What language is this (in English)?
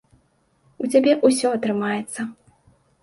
Belarusian